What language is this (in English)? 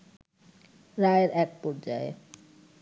Bangla